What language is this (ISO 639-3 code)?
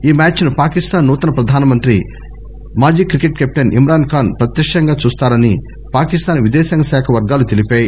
tel